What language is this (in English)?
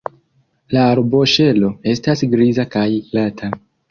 Esperanto